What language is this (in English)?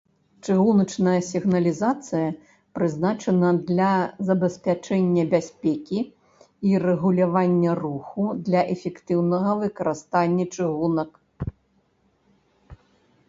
Belarusian